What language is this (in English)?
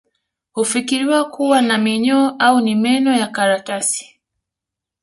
Swahili